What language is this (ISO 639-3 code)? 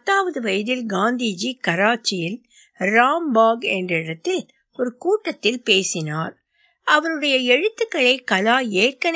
tam